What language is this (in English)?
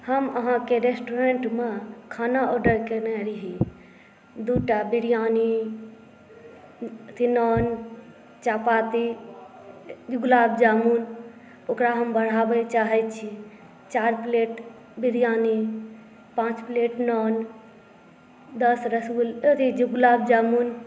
Maithili